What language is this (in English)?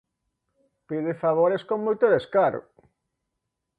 Galician